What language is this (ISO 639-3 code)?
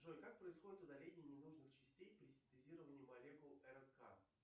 rus